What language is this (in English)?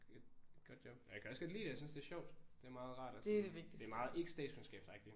Danish